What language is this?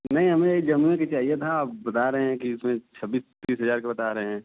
Hindi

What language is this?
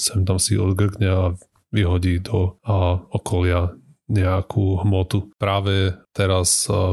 Slovak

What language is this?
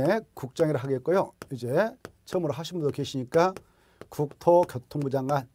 Korean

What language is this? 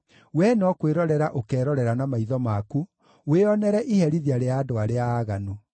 Kikuyu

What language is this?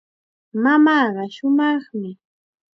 Chiquián Ancash Quechua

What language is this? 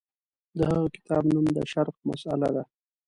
Pashto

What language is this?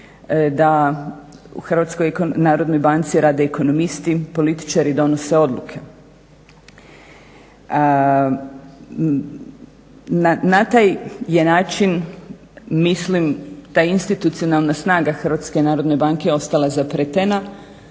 Croatian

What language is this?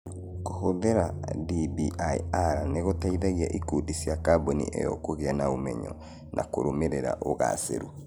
Kikuyu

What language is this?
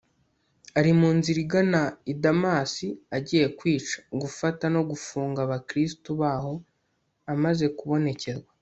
Kinyarwanda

